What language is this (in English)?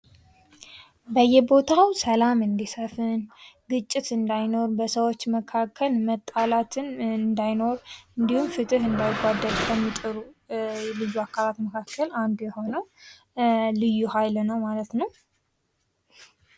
Amharic